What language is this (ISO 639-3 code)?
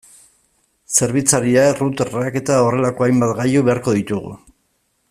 eus